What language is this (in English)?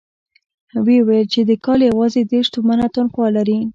Pashto